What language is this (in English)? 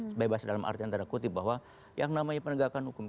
Indonesian